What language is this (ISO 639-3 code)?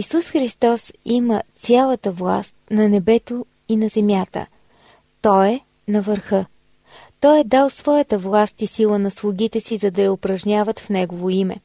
bul